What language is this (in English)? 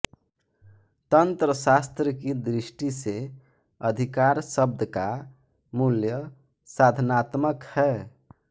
Hindi